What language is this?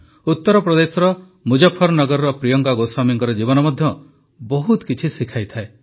Odia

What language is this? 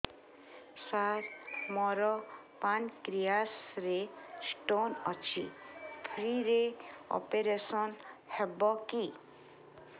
Odia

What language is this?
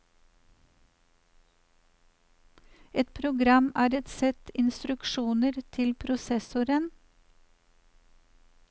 Norwegian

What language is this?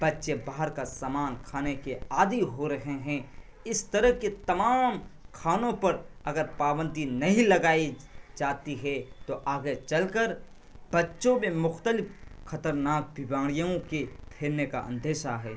Urdu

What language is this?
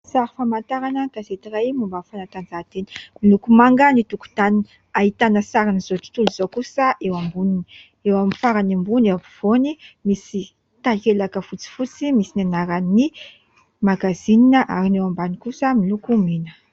Malagasy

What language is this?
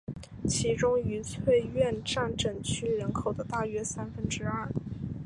Chinese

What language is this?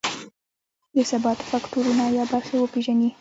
Pashto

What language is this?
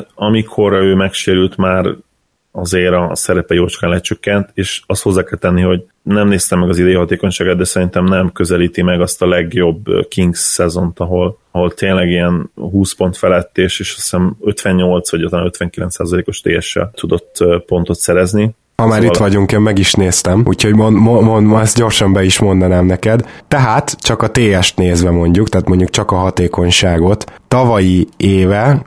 Hungarian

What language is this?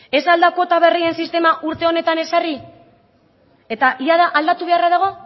Basque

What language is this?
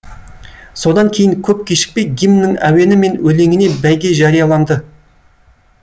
Kazakh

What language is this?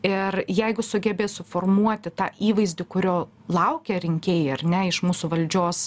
Lithuanian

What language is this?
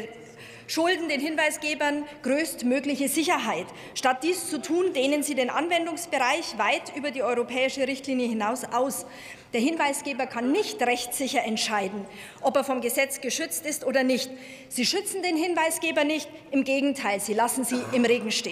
German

